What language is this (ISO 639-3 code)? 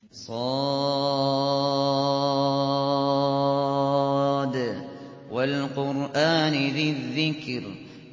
ara